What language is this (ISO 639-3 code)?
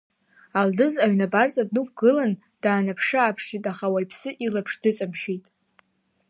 abk